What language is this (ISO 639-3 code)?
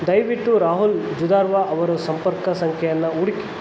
kan